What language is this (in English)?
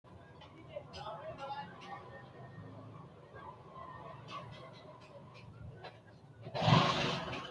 Sidamo